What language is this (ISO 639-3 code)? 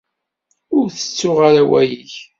kab